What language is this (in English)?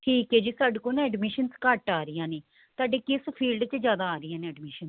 Punjabi